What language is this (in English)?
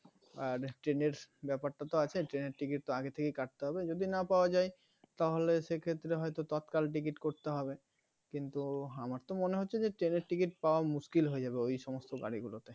Bangla